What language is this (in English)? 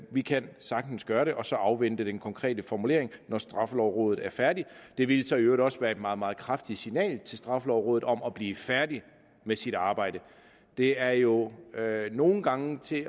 Danish